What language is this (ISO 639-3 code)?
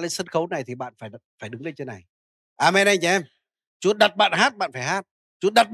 vie